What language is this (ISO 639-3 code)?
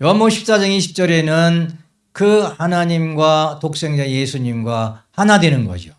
kor